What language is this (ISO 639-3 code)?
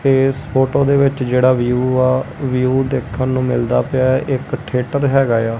pan